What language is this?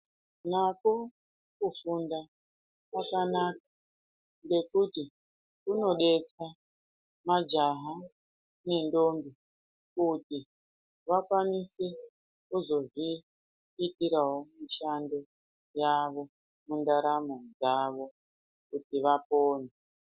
Ndau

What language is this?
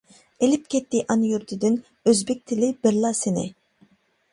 Uyghur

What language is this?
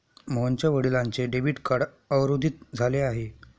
Marathi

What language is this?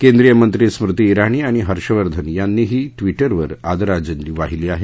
Marathi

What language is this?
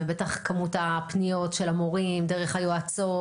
Hebrew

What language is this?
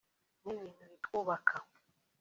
Kinyarwanda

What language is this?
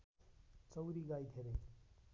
Nepali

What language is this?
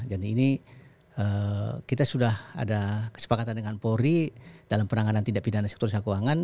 Indonesian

